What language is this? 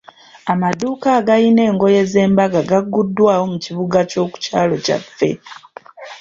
Ganda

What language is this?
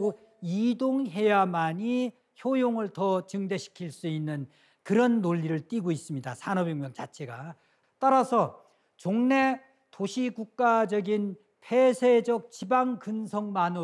Korean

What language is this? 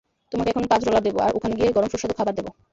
Bangla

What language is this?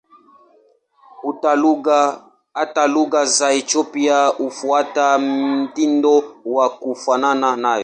Swahili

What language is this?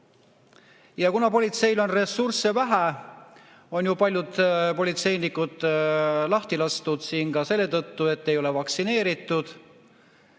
Estonian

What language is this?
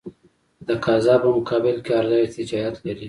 Pashto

